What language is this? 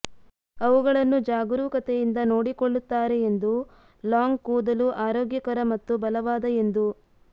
Kannada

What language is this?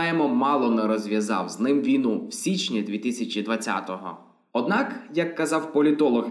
Ukrainian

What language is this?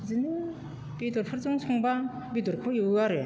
Bodo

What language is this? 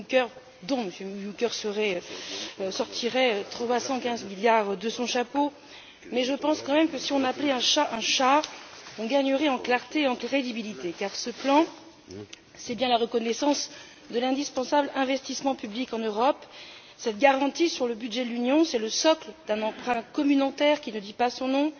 French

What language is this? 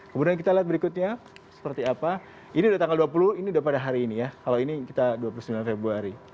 Indonesian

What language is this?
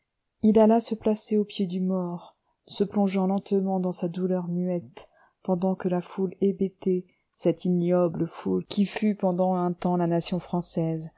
French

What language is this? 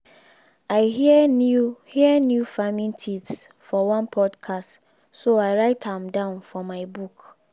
Nigerian Pidgin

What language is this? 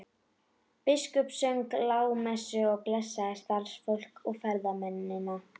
Icelandic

